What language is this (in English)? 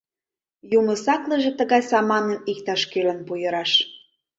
Mari